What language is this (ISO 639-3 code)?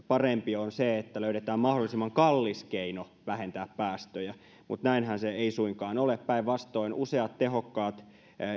fin